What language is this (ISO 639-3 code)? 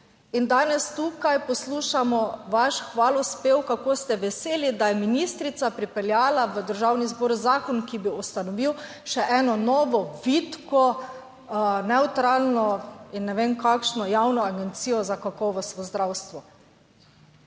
slv